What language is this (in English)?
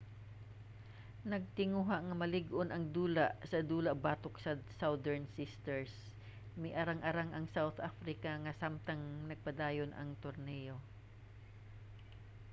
Cebuano